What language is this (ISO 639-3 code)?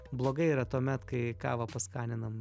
lit